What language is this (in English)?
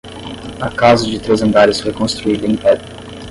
Portuguese